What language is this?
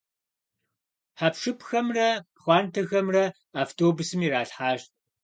Kabardian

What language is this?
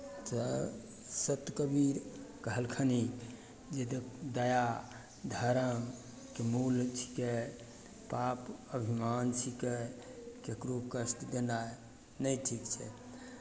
Maithili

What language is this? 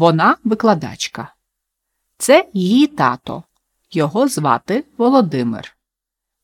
Ukrainian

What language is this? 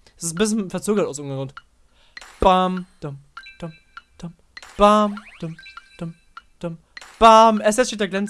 German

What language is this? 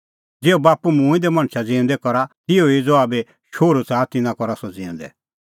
Kullu Pahari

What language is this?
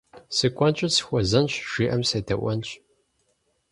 Kabardian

